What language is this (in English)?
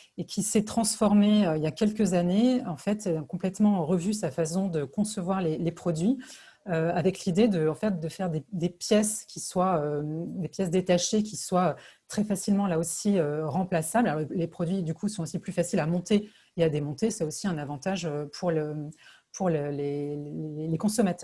French